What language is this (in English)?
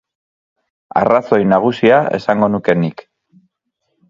Basque